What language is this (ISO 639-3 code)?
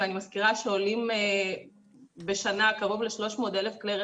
heb